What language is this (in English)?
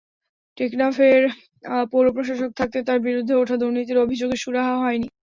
Bangla